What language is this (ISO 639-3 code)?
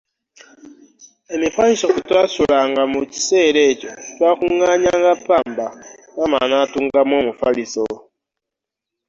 lug